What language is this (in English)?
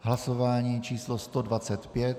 Czech